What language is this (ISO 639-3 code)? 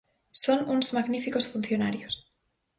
glg